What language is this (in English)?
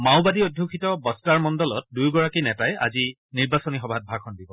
Assamese